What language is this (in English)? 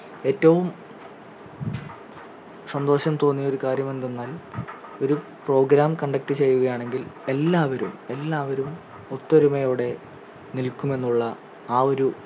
Malayalam